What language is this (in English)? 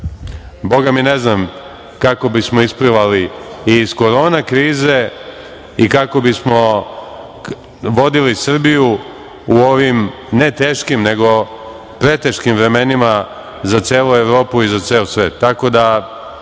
Serbian